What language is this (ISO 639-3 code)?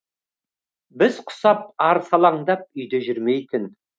kaz